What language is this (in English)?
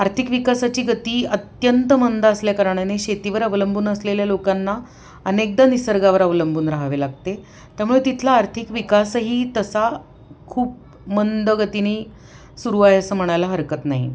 Marathi